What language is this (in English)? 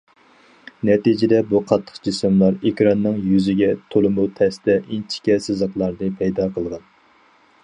Uyghur